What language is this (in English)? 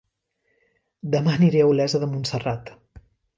Catalan